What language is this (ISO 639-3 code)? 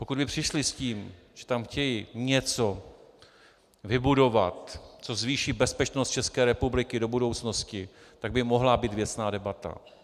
ces